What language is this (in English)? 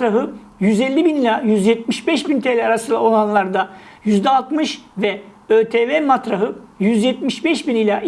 Turkish